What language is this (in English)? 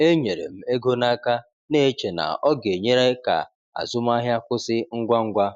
Igbo